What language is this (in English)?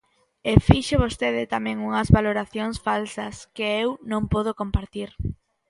Galician